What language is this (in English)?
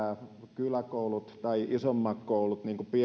Finnish